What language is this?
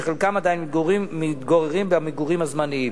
Hebrew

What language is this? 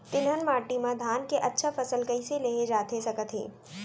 Chhattisgarhi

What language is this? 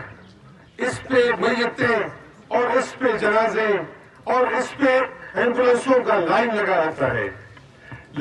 Turkish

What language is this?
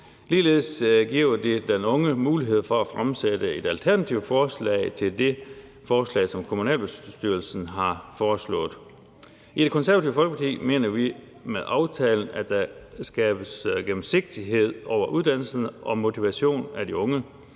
Danish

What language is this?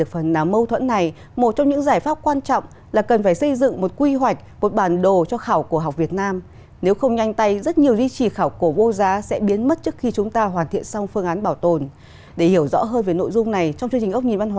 Vietnamese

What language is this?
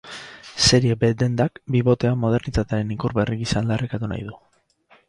Basque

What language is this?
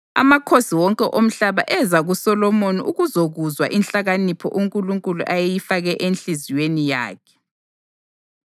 North Ndebele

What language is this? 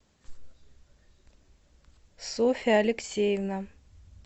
Russian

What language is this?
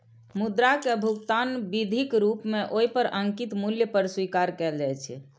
Maithili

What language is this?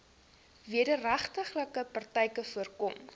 Afrikaans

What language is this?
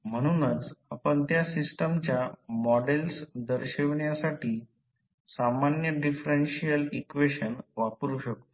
Marathi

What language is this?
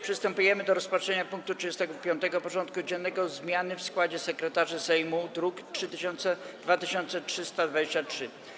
Polish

